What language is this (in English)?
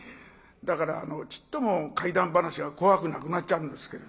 Japanese